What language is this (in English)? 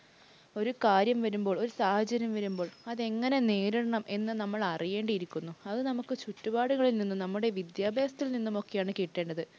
Malayalam